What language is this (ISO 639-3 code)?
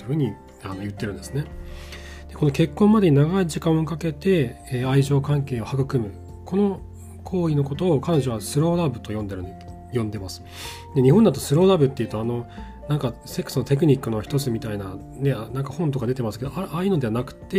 jpn